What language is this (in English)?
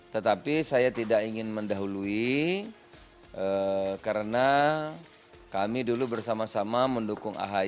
Indonesian